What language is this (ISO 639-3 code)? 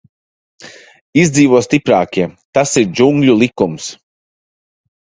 lav